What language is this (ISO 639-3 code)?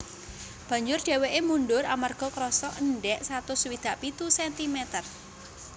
jav